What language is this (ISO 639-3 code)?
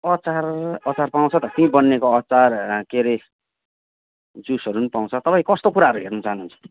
nep